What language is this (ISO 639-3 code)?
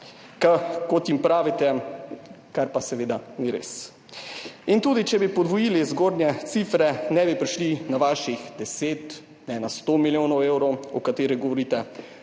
slv